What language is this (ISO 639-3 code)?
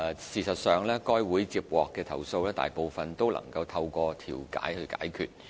yue